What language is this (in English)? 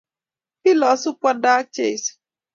Kalenjin